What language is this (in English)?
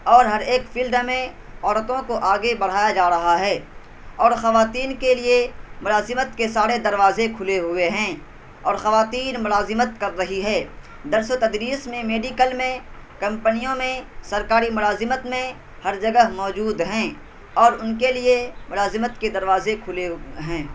Urdu